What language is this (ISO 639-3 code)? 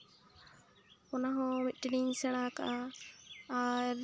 sat